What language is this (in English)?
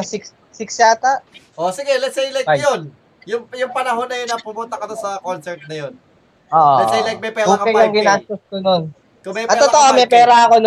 Filipino